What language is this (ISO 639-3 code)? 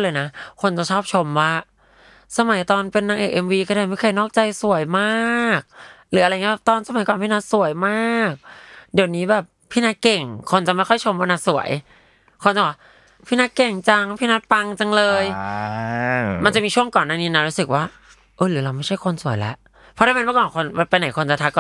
tha